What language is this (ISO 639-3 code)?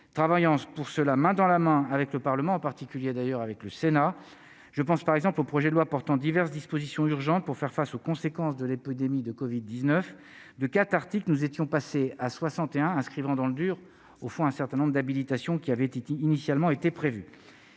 fra